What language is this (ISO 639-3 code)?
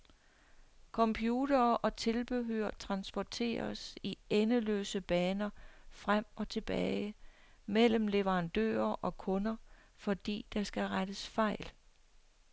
dan